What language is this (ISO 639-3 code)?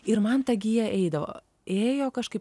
lit